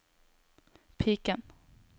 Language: Norwegian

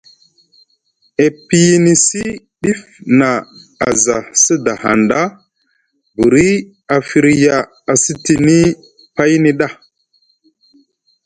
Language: Musgu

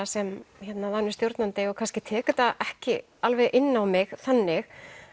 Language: Icelandic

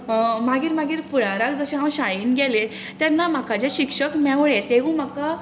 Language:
Konkani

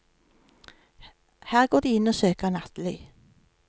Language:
Norwegian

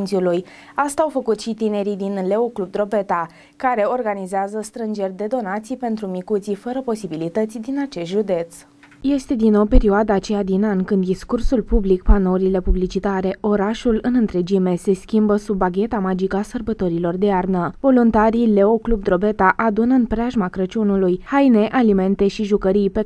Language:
Romanian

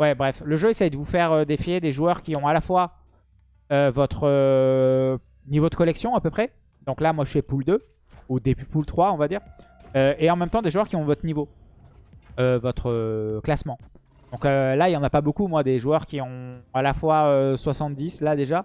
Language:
French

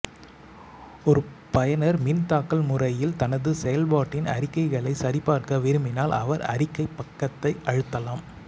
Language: Tamil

